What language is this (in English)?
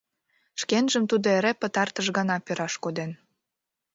Mari